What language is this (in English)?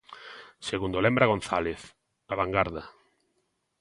Galician